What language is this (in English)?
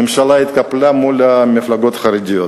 Hebrew